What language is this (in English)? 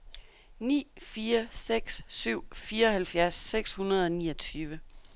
Danish